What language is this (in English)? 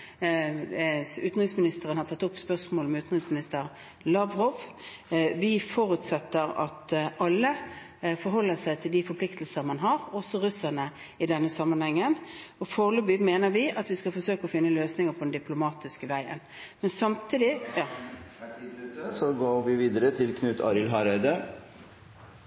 Norwegian